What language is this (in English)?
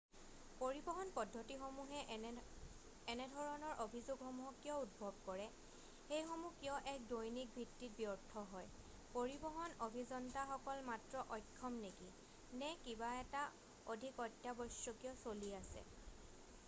Assamese